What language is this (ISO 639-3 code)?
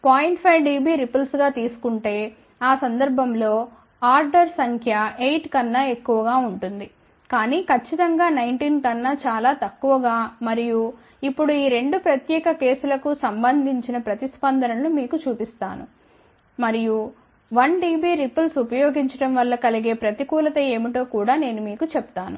tel